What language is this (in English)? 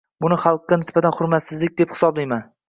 Uzbek